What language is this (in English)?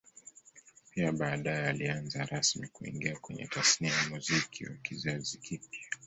Swahili